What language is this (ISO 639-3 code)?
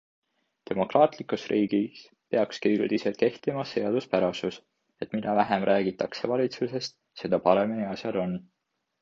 est